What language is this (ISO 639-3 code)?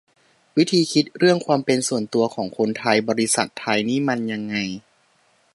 tha